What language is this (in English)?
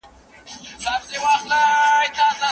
Pashto